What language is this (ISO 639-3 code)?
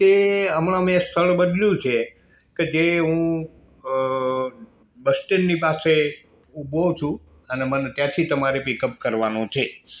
guj